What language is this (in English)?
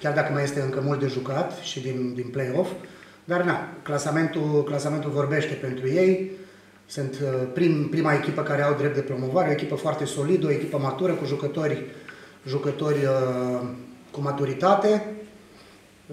Romanian